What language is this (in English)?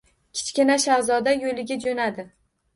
Uzbek